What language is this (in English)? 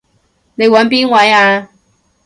Cantonese